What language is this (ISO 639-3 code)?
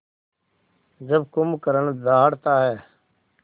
hin